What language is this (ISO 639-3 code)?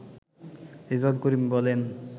ben